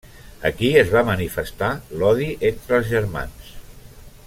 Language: Catalan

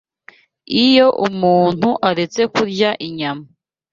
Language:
Kinyarwanda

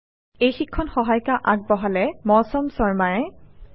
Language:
Assamese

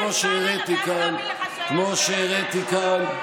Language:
Hebrew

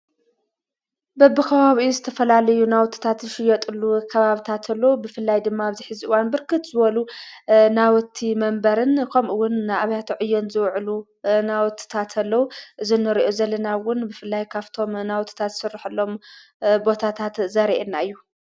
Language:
Tigrinya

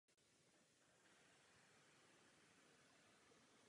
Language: Czech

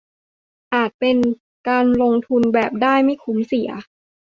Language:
Thai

